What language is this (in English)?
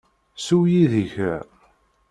Kabyle